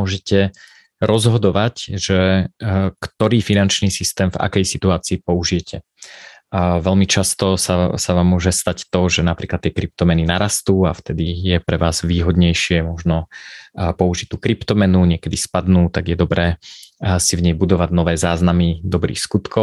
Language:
Slovak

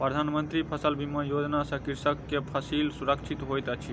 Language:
Maithili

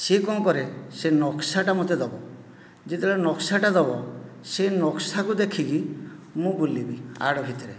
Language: Odia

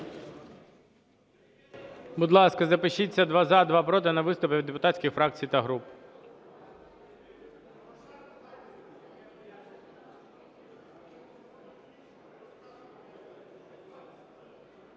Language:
Ukrainian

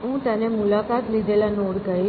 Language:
Gujarati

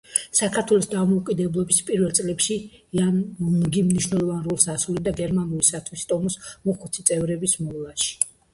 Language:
Georgian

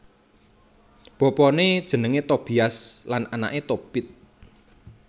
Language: Javanese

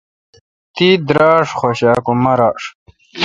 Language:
Kalkoti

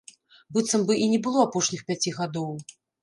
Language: Belarusian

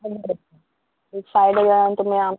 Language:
Konkani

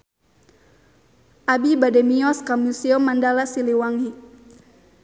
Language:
Sundanese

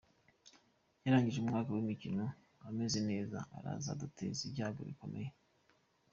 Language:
Kinyarwanda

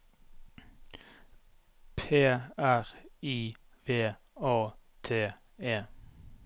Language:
Norwegian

